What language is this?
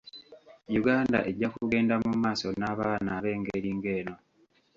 Ganda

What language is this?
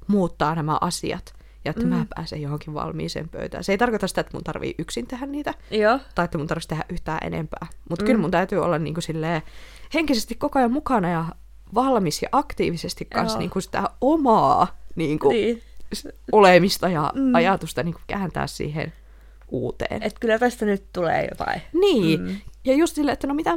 Finnish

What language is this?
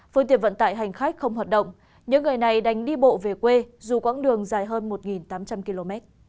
Vietnamese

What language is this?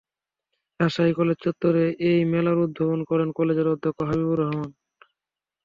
Bangla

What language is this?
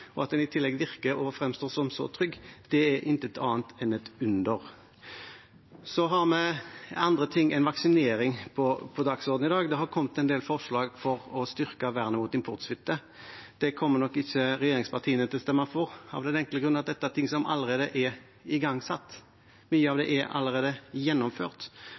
Norwegian Bokmål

